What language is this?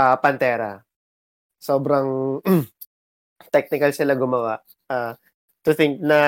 Filipino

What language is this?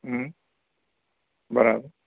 Gujarati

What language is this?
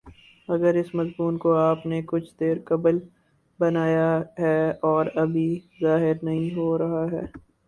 Urdu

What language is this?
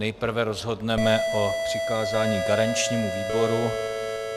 Czech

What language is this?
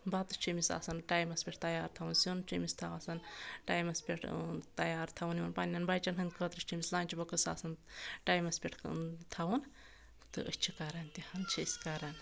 Kashmiri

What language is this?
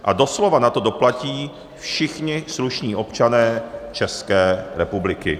Czech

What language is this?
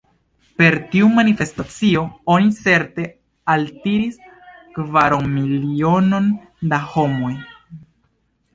Esperanto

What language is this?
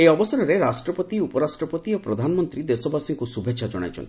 Odia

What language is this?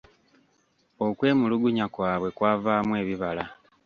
Ganda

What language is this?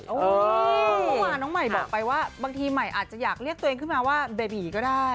Thai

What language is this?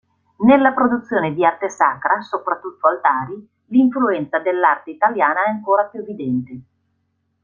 Italian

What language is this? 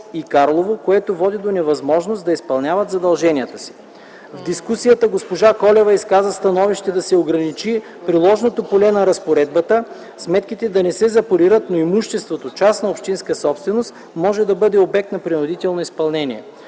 Bulgarian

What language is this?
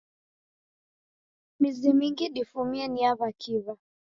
Taita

